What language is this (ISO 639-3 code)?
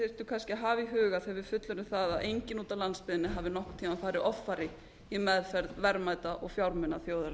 isl